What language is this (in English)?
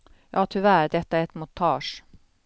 Swedish